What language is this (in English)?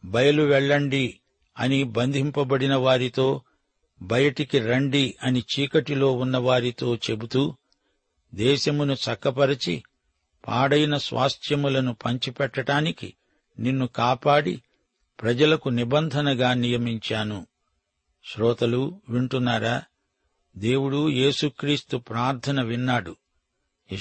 Telugu